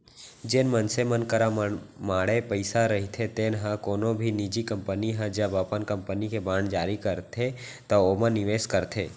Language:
Chhattisgarhi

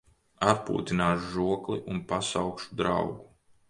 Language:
Latvian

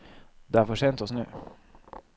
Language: Norwegian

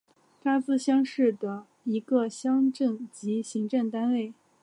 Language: Chinese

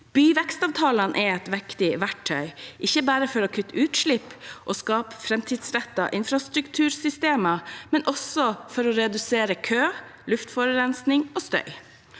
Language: Norwegian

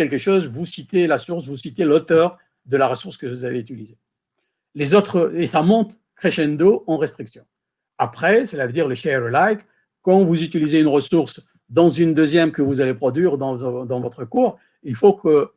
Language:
French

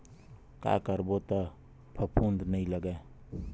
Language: Chhattisgarhi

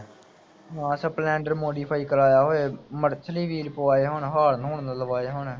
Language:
Punjabi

